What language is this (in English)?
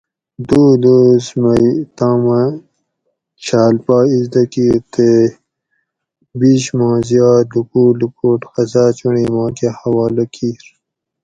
Gawri